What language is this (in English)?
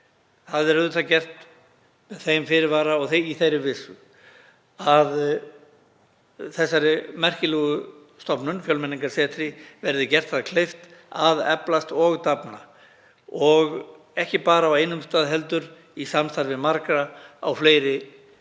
Icelandic